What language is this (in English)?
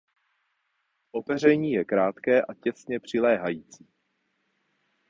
Czech